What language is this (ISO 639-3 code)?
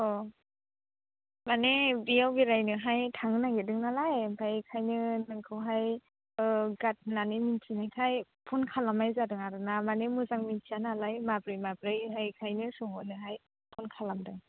brx